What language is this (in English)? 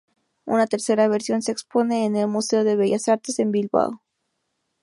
Spanish